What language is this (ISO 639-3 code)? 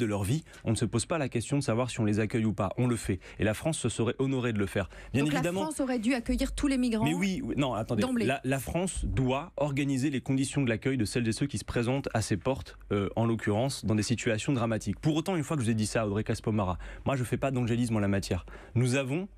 fra